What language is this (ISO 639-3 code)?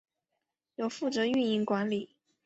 zho